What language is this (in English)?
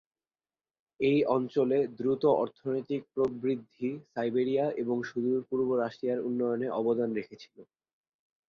Bangla